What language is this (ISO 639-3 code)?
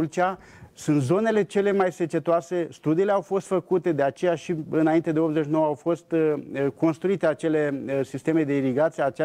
ron